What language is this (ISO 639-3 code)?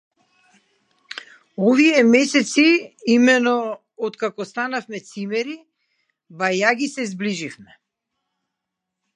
mkd